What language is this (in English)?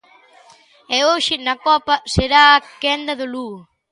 Galician